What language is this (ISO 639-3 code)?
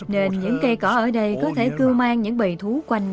vie